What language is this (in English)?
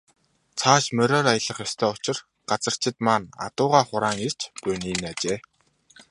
Mongolian